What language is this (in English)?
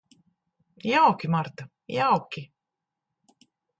Latvian